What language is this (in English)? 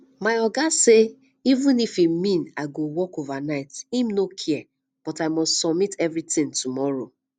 Nigerian Pidgin